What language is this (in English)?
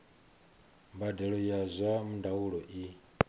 Venda